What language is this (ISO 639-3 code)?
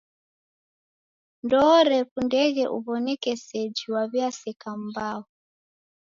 dav